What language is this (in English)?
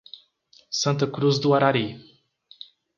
Portuguese